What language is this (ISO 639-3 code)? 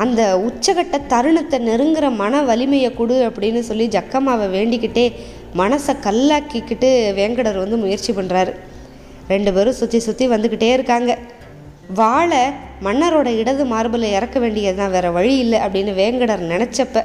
tam